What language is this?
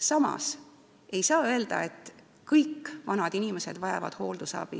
Estonian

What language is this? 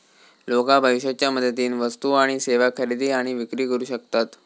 Marathi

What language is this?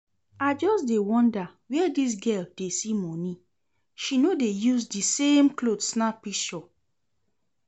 Nigerian Pidgin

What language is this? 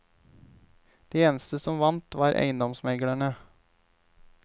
Norwegian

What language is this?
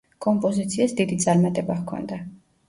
Georgian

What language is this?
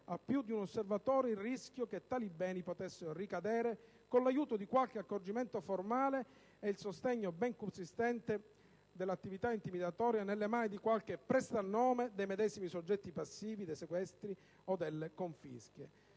Italian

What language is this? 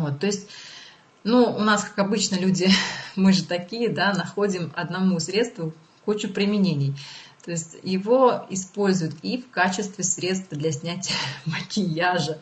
Russian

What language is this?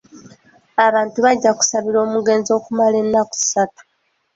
Ganda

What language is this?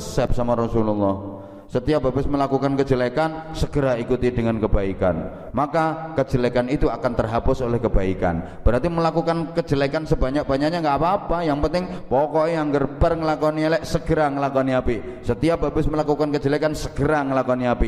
Indonesian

